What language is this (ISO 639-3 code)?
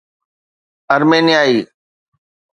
snd